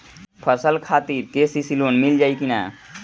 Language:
Bhojpuri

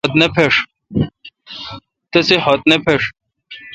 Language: Kalkoti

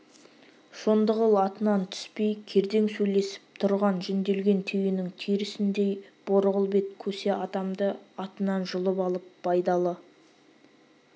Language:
Kazakh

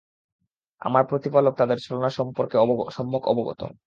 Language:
Bangla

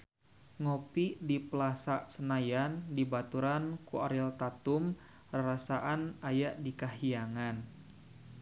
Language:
Sundanese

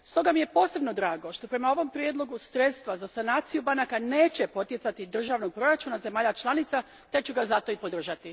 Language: Croatian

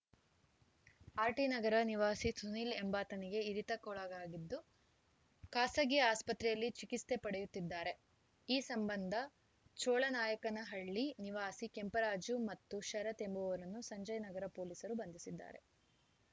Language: Kannada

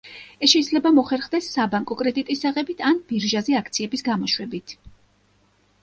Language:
Georgian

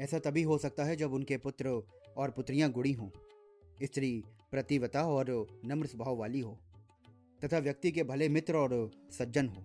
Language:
Hindi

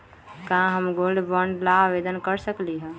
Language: Magahi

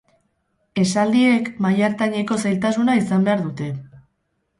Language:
Basque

